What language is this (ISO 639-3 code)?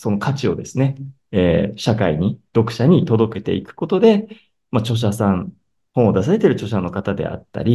jpn